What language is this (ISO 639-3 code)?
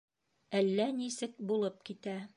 bak